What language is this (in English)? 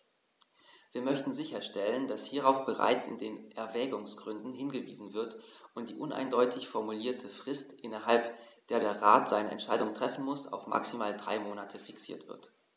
German